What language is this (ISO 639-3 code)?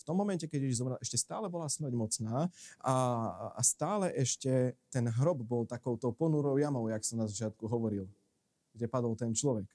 slk